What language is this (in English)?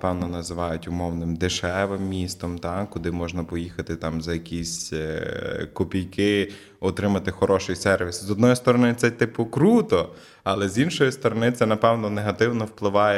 Ukrainian